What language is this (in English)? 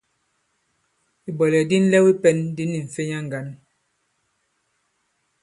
Bankon